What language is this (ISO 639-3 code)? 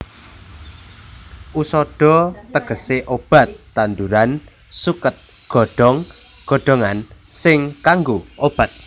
jav